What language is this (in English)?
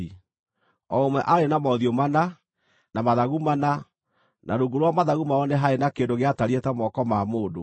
Kikuyu